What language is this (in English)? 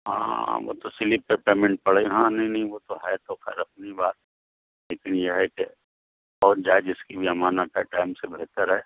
Urdu